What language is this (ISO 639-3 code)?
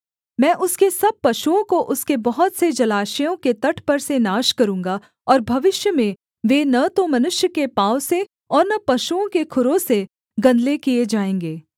hin